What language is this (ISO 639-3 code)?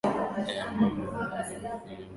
swa